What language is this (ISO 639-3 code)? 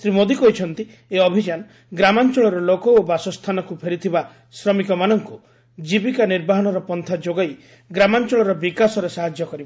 ori